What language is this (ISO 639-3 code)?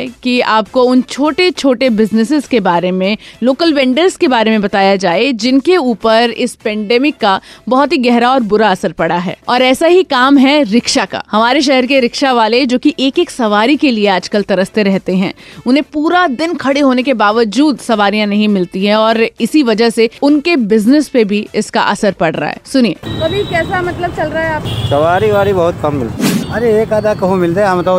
hin